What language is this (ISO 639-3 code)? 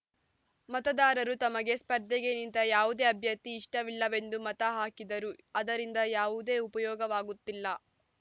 kan